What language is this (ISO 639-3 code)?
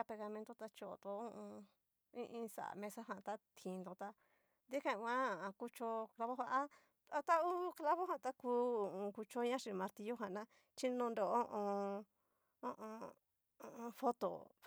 miu